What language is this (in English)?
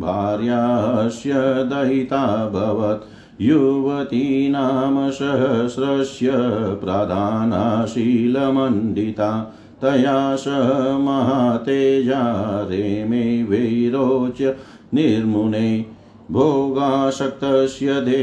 Hindi